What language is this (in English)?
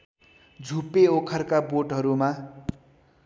Nepali